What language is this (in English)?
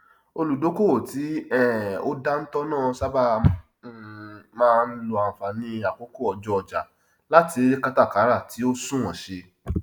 Yoruba